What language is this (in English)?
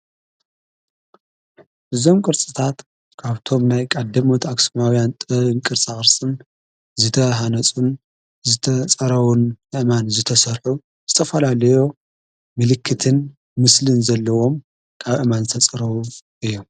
Tigrinya